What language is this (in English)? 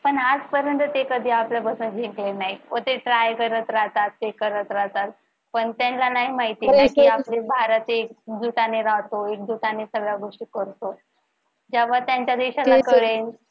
Marathi